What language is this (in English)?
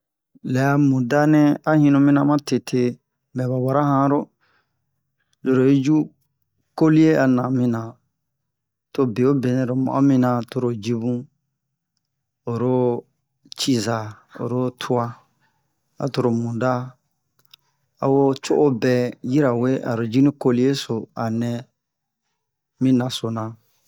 Bomu